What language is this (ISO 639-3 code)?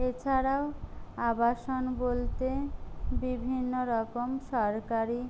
ben